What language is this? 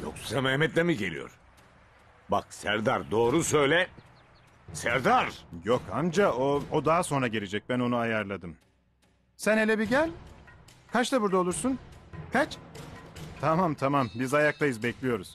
Turkish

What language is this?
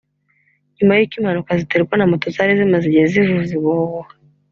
Kinyarwanda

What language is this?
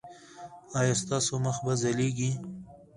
Pashto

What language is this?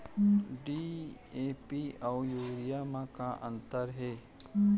Chhattisgarhi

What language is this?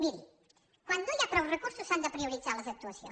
Catalan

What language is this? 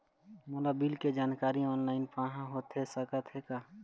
Chhattisgarhi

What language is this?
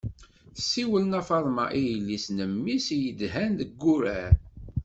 Kabyle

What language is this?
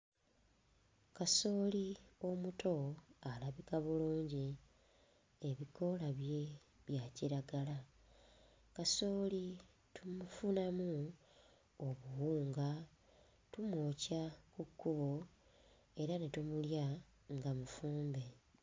Ganda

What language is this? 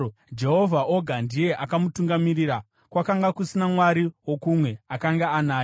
Shona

